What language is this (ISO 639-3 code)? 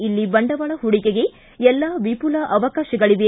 kan